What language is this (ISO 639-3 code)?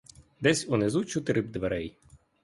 ukr